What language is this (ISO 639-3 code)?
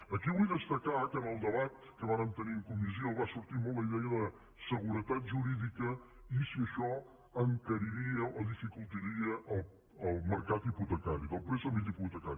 cat